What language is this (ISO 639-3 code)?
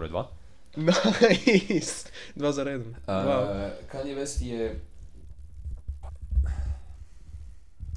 hrv